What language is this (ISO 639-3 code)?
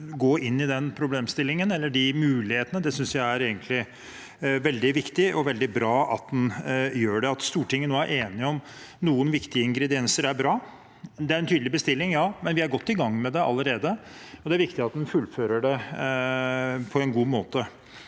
nor